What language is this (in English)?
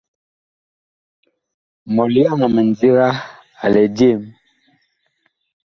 Bakoko